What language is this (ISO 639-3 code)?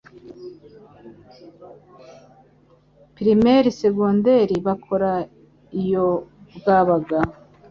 kin